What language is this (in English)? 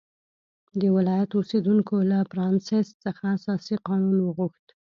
Pashto